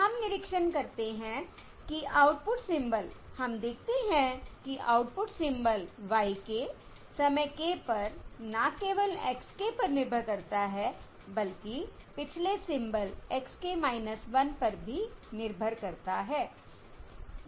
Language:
Hindi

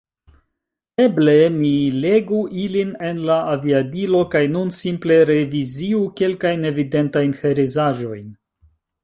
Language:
Esperanto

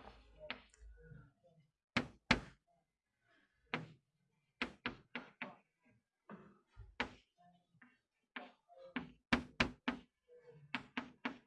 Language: Vietnamese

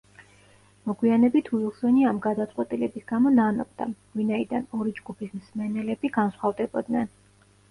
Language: Georgian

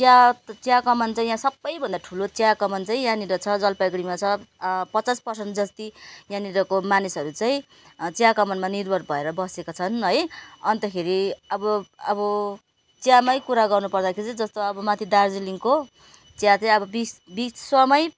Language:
Nepali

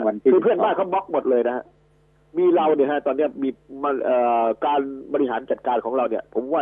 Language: Thai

